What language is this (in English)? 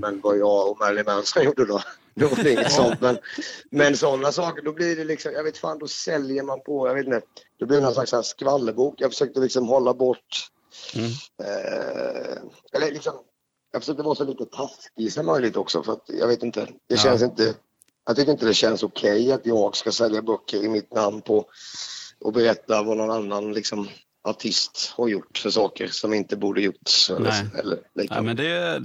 Swedish